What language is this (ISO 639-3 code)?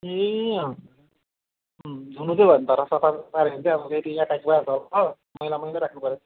nep